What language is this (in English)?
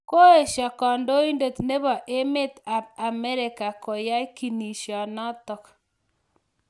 Kalenjin